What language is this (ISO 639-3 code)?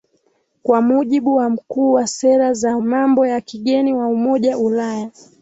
swa